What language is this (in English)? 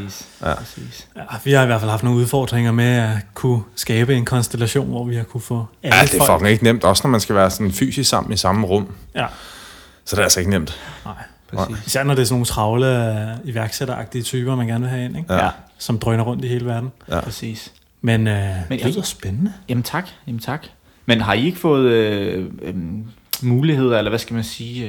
Danish